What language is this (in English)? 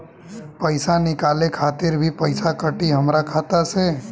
Bhojpuri